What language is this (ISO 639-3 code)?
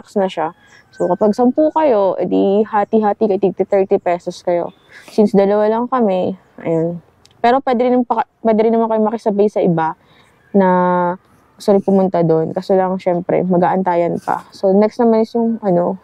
fil